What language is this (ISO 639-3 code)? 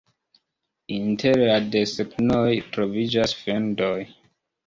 epo